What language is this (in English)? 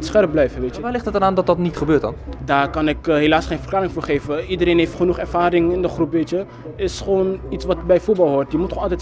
Dutch